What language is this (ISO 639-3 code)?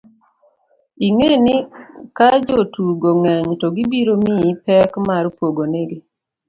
luo